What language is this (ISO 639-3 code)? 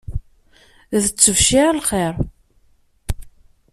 kab